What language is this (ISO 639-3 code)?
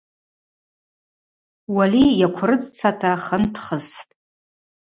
abq